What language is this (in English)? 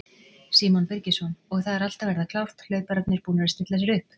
Icelandic